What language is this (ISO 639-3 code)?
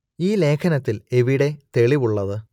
mal